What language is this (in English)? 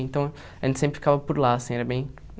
Portuguese